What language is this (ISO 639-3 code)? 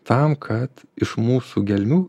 lit